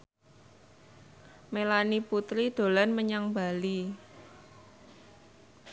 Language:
Javanese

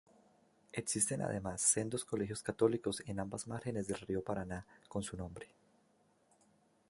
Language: Spanish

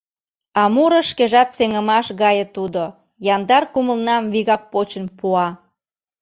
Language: Mari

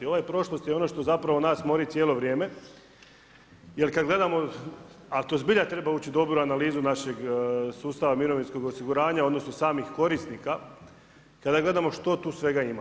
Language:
Croatian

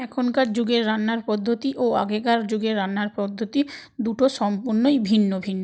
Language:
Bangla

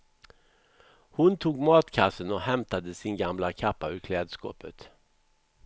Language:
Swedish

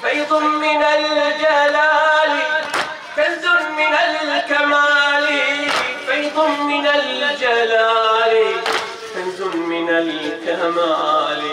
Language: Arabic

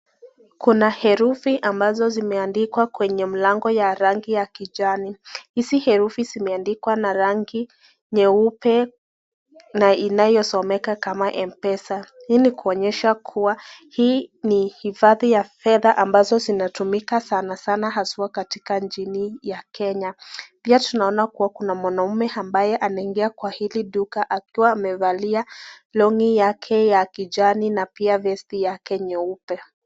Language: Swahili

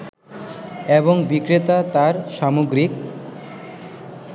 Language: Bangla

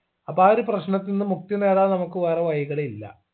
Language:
Malayalam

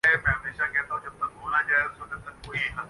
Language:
Urdu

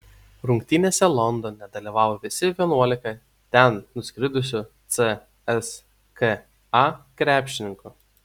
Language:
Lithuanian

